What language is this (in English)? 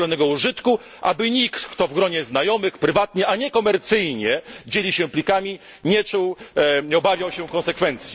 Polish